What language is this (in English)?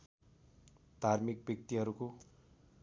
Nepali